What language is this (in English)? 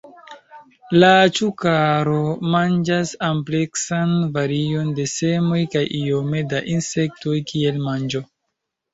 Esperanto